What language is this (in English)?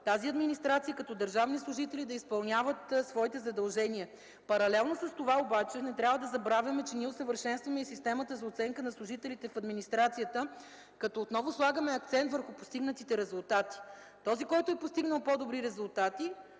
Bulgarian